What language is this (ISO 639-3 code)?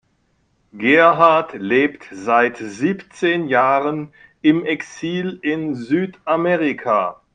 deu